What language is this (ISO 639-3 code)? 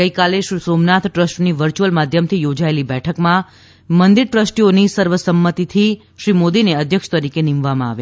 guj